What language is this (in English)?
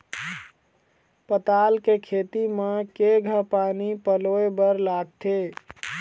Chhattisgarhi